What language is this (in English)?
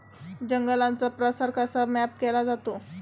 Marathi